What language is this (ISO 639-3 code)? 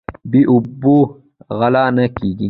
pus